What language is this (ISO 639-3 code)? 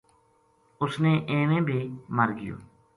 gju